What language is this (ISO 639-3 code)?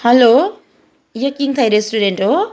nep